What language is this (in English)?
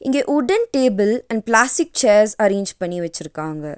Tamil